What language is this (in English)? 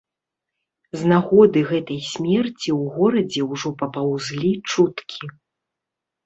Belarusian